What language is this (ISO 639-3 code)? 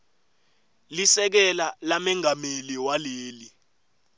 ssw